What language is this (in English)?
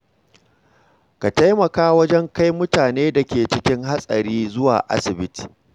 Hausa